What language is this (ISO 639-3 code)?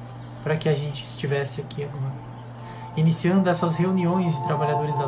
por